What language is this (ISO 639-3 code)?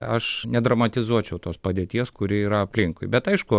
lit